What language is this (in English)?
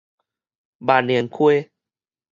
Min Nan Chinese